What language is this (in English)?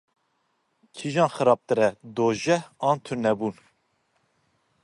Kurdish